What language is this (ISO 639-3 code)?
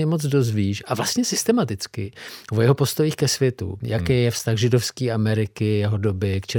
ces